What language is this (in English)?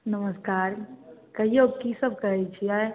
Maithili